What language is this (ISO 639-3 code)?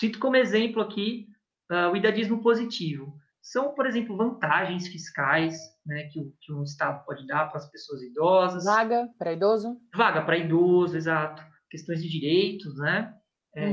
por